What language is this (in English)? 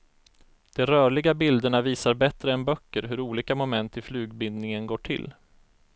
Swedish